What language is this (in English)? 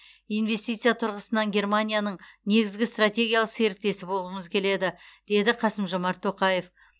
Kazakh